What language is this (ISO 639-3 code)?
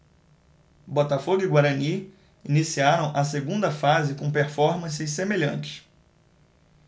por